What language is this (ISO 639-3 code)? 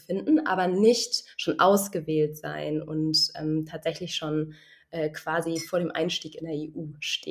deu